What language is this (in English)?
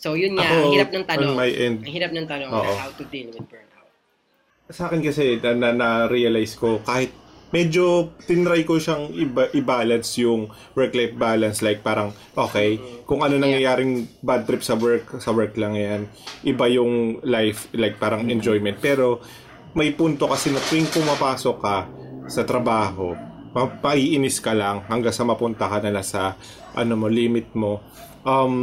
Filipino